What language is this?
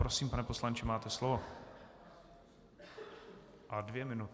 Czech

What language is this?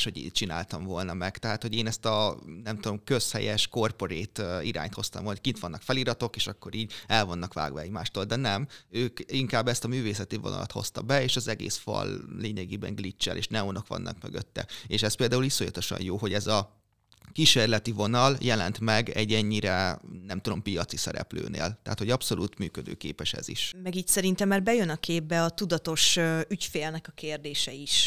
Hungarian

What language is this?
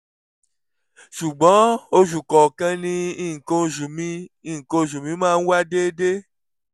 Yoruba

